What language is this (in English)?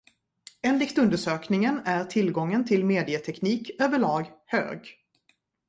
Swedish